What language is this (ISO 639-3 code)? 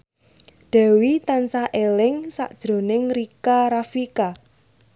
jav